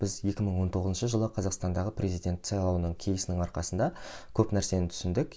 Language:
Kazakh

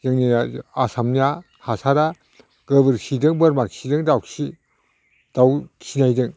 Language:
Bodo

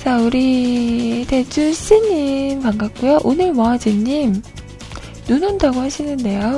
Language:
Korean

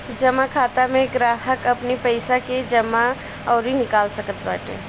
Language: Bhojpuri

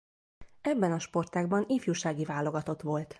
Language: Hungarian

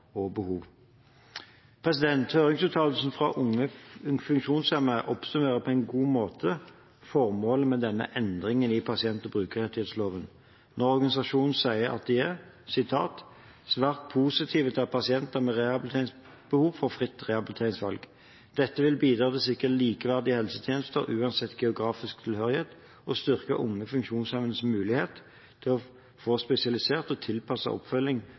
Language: Norwegian Bokmål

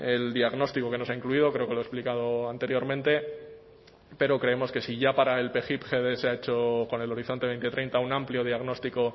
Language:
Spanish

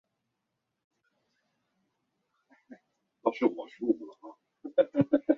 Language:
Chinese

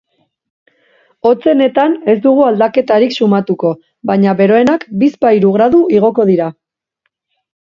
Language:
Basque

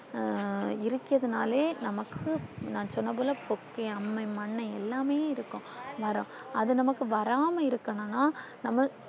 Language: Tamil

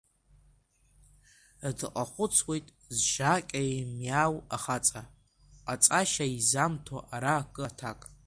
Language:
Abkhazian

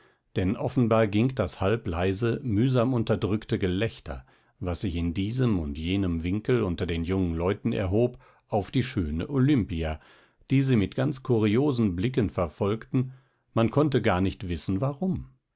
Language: German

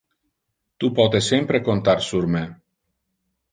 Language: Interlingua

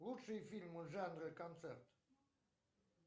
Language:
Russian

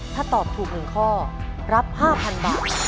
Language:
Thai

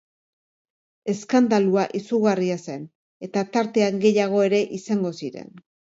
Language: Basque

